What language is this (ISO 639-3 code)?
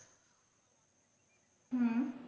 ben